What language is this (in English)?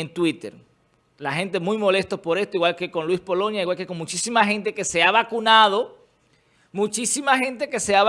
Spanish